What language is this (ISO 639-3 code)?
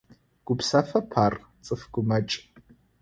ady